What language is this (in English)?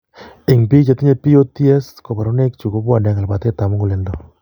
Kalenjin